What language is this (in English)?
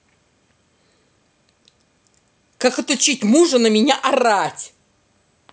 Russian